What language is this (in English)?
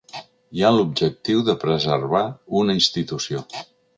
Catalan